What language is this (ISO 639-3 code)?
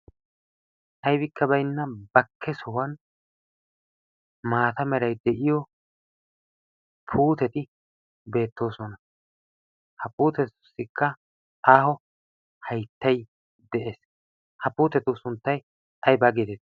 wal